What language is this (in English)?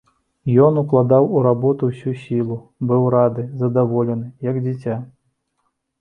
Belarusian